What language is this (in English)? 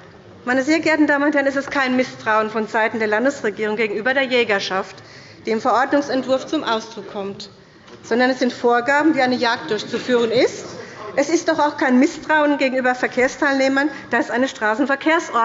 German